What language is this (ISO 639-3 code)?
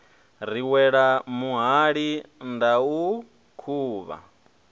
ven